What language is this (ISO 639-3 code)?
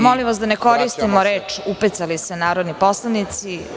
srp